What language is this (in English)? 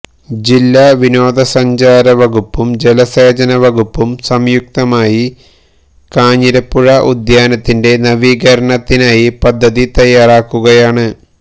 Malayalam